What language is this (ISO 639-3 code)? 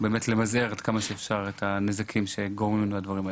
heb